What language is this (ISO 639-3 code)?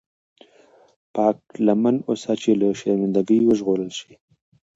pus